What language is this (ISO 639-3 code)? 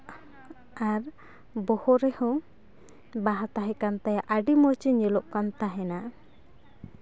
sat